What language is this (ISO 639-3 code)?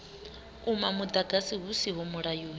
ven